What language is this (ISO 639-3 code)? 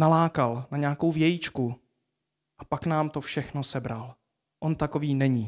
ces